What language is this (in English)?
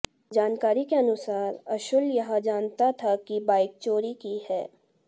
Hindi